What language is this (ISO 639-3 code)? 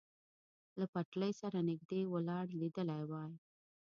pus